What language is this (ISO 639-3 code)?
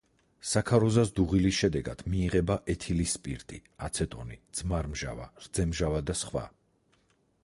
kat